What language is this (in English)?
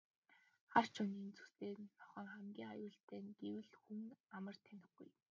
Mongolian